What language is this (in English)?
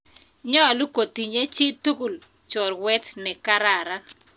Kalenjin